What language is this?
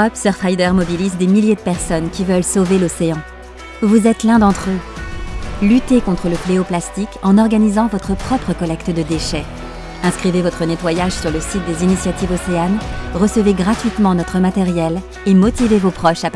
French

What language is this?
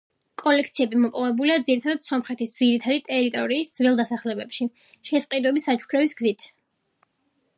Georgian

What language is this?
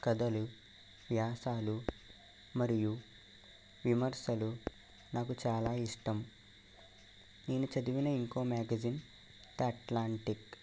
Telugu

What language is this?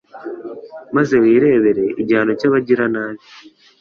Kinyarwanda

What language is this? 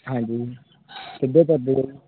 Punjabi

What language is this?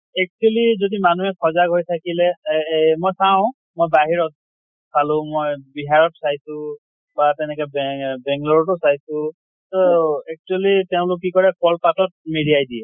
Assamese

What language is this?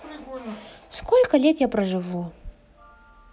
Russian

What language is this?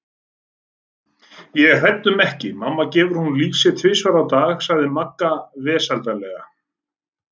Icelandic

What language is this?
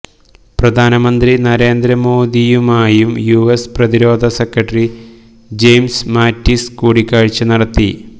Malayalam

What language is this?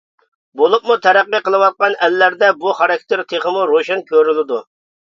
Uyghur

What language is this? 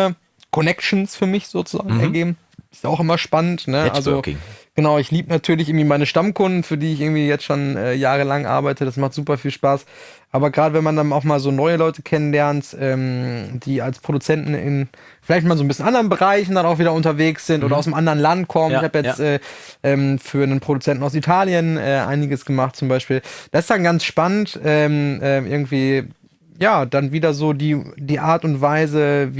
German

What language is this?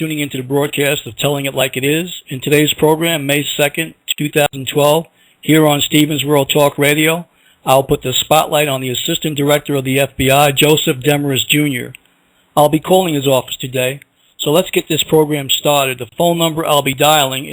English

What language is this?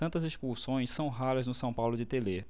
Portuguese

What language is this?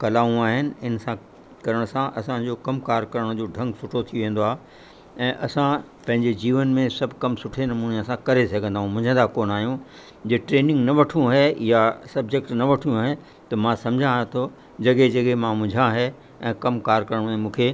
Sindhi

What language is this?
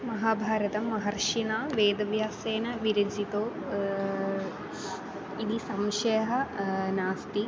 Sanskrit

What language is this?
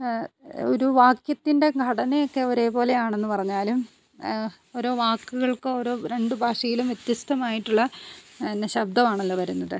Malayalam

